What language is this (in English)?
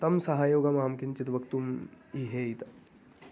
Sanskrit